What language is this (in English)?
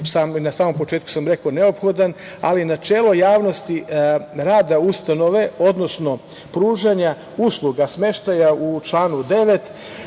Serbian